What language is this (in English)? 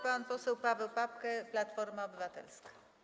Polish